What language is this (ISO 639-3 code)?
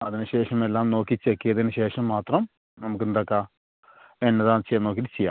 mal